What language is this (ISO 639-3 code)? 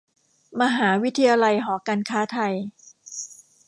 tha